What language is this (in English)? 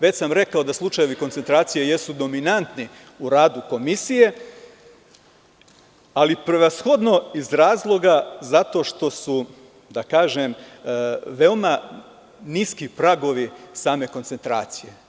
Serbian